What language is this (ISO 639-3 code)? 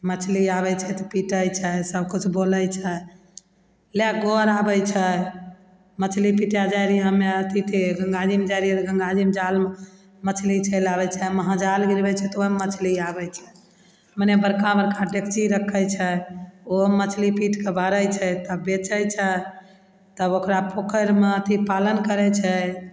mai